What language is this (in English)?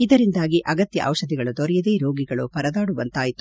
Kannada